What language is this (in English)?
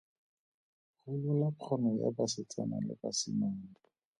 Tswana